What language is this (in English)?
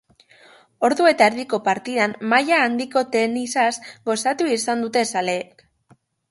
Basque